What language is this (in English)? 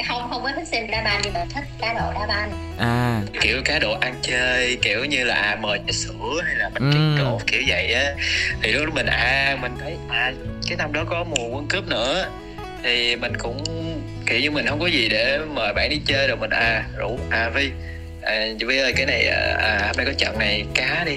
Vietnamese